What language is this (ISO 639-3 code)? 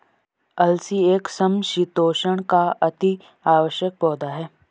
hin